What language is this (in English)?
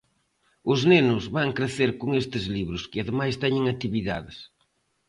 Galician